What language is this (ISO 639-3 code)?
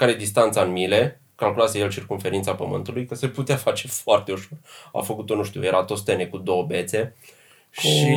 ron